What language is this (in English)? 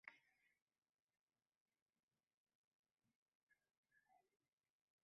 Kurdish